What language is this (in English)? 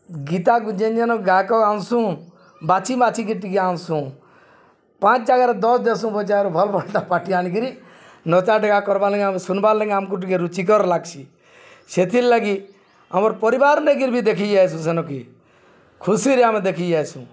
Odia